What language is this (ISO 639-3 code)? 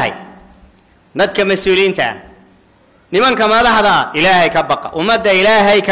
ara